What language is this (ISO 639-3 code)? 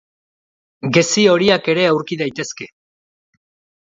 eus